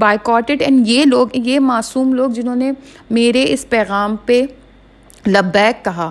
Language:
Urdu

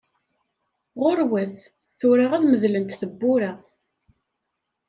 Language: Kabyle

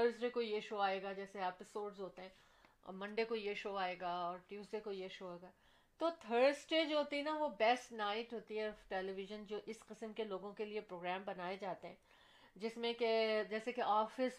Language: Urdu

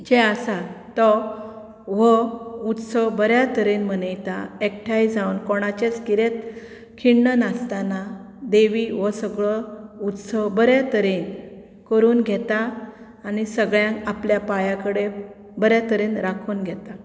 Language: Konkani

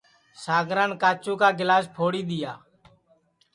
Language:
Sansi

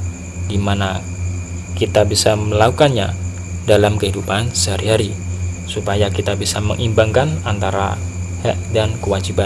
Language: Indonesian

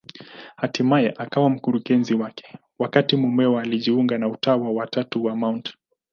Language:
Swahili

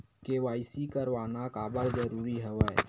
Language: Chhattisgarhi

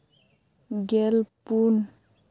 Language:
Santali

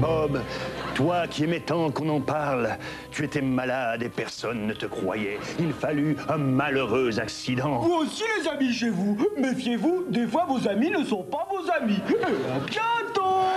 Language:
French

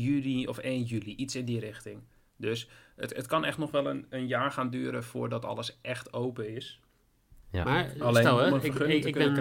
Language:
Dutch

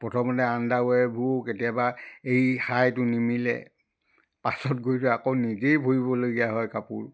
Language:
Assamese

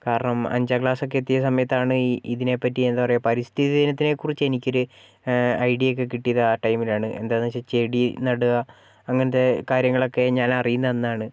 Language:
Malayalam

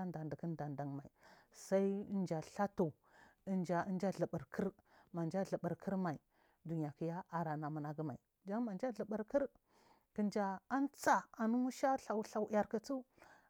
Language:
Marghi South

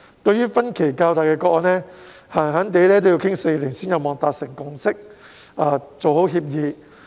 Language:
Cantonese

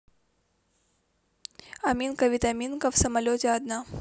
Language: Russian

